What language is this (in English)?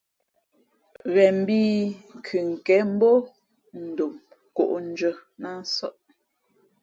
Fe'fe'